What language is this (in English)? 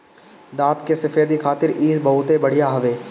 Bhojpuri